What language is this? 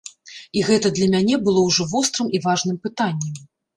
Belarusian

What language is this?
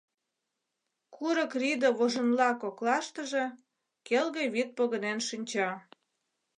Mari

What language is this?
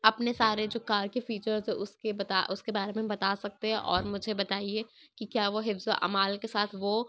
Urdu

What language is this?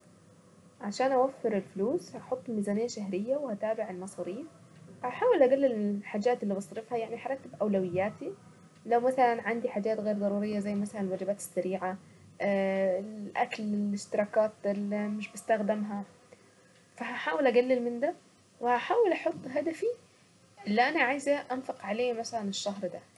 Saidi Arabic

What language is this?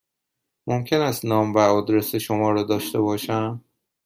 Persian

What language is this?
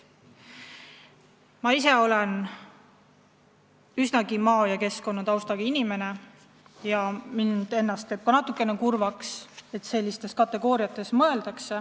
Estonian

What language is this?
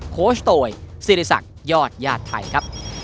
Thai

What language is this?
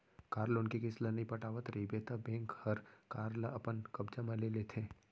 Chhattisgarhi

